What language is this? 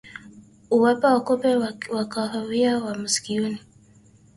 Swahili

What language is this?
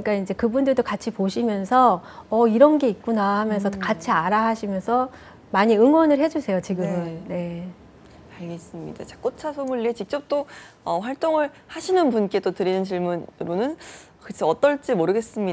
Korean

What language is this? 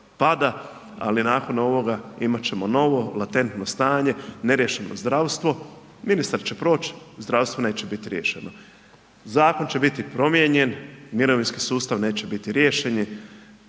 Croatian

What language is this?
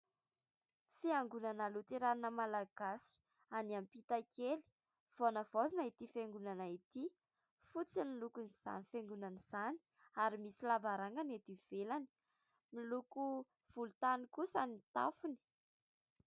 Malagasy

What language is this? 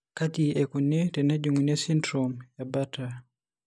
Masai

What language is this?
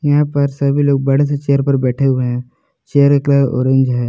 Hindi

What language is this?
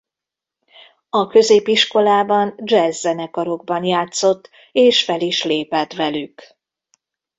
Hungarian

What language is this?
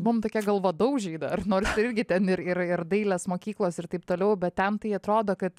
Lithuanian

